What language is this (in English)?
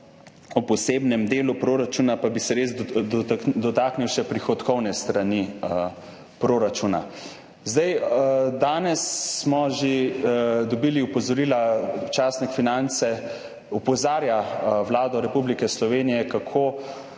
Slovenian